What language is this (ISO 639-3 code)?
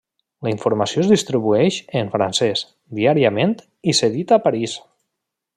cat